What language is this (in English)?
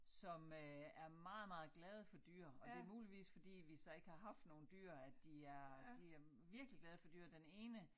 Danish